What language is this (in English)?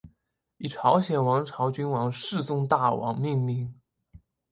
Chinese